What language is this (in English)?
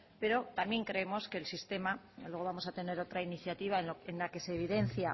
Spanish